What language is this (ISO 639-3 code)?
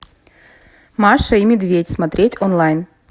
rus